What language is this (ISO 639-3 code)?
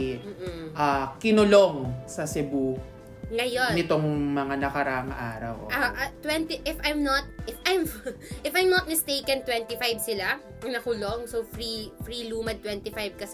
fil